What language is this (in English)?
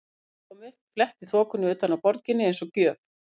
Icelandic